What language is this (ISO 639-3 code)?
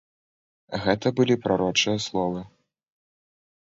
bel